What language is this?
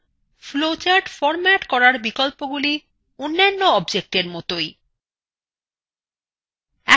Bangla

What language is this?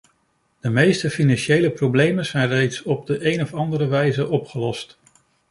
Dutch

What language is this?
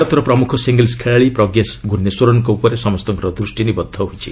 Odia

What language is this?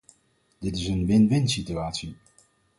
Dutch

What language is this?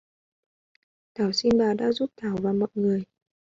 Vietnamese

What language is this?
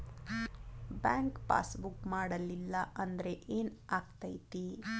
Kannada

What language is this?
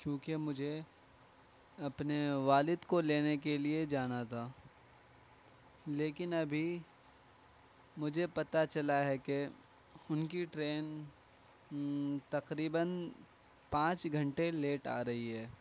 Urdu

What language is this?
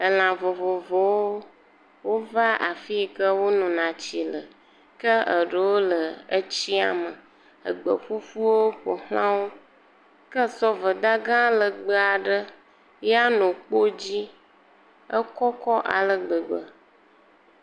Ewe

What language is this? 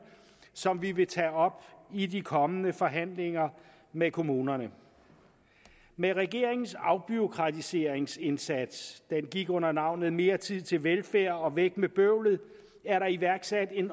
Danish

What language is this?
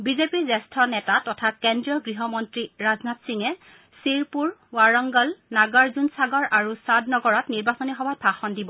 Assamese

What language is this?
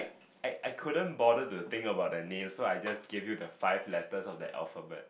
English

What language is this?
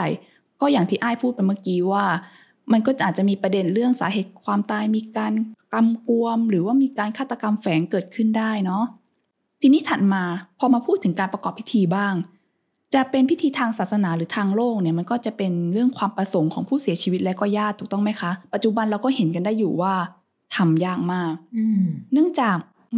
Thai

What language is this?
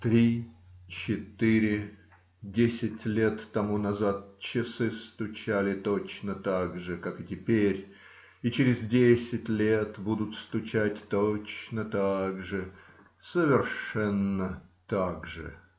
Russian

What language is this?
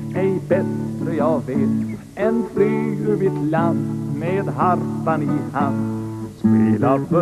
Swedish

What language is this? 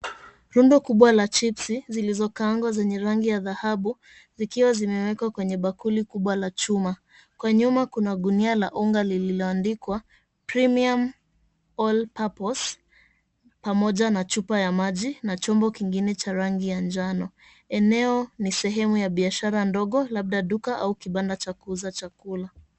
Swahili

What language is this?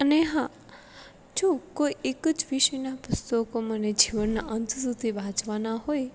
Gujarati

